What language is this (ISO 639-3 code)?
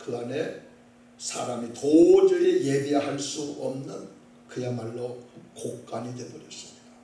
kor